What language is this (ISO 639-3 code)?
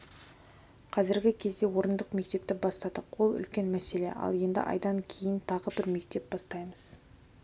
kaz